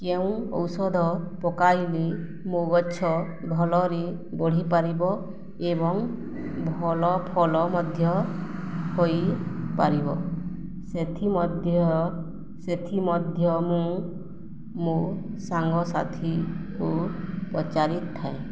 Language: Odia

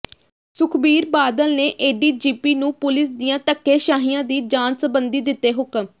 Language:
Punjabi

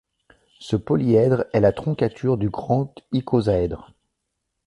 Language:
French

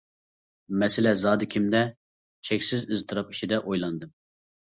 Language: Uyghur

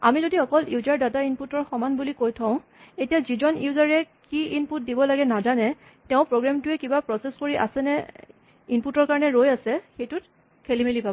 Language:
Assamese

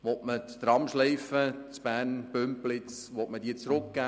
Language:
Swiss German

